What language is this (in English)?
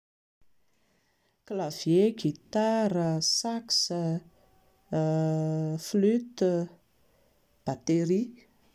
Malagasy